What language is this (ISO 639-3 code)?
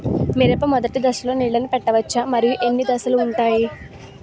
tel